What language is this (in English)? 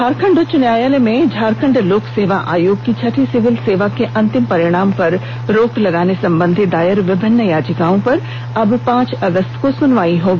Hindi